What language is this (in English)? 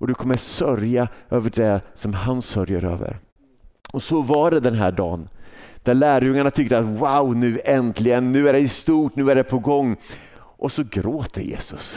Swedish